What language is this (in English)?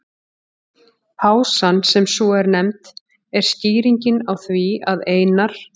Icelandic